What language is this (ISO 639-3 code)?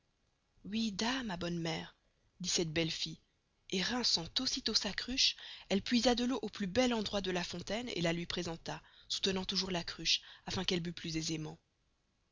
fra